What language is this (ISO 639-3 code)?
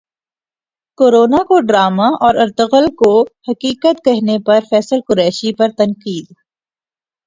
urd